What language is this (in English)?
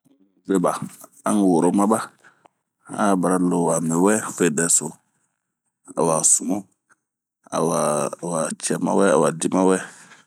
Bomu